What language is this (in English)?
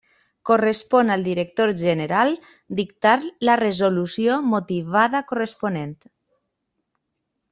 Catalan